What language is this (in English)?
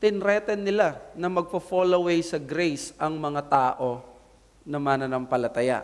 Filipino